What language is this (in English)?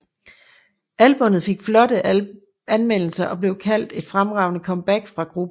Danish